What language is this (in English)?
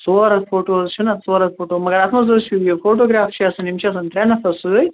Kashmiri